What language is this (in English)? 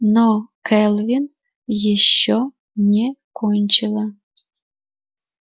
Russian